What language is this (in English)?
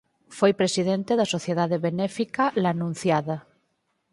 Galician